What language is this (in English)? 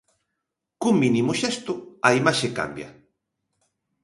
Galician